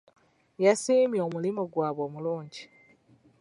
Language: Ganda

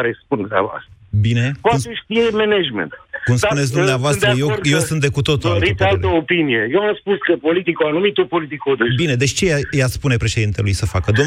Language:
Romanian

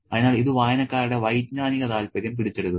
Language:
Malayalam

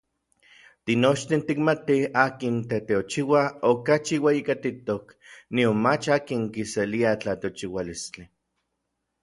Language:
Orizaba Nahuatl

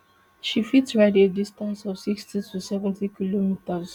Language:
Nigerian Pidgin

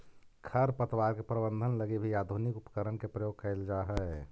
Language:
Magahi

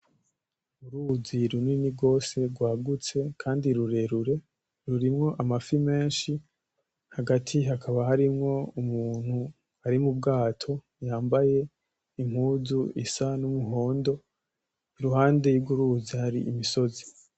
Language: Rundi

